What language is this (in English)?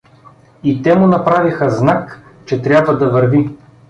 Bulgarian